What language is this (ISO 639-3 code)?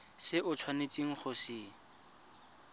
tsn